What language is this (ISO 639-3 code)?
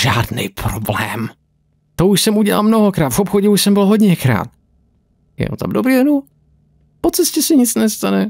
ces